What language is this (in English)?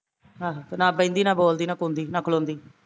Punjabi